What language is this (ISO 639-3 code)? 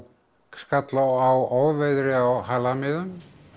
isl